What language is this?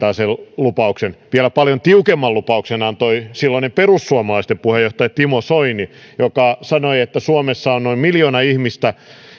Finnish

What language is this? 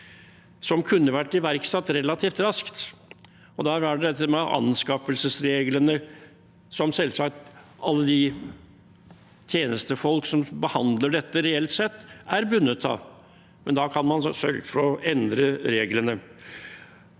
Norwegian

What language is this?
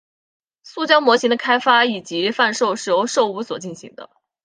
Chinese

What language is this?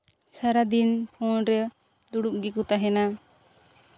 Santali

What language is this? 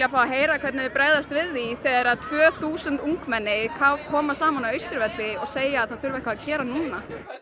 Icelandic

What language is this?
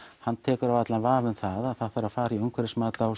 Icelandic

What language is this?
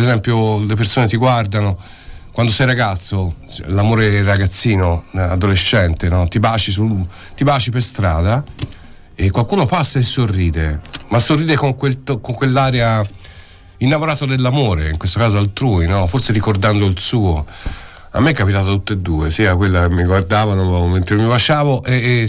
Italian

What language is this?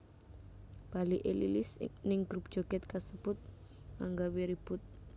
Javanese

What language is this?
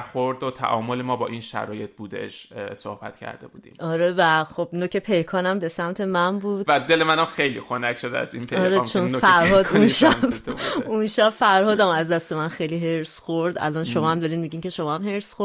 Persian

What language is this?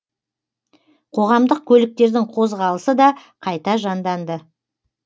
Kazakh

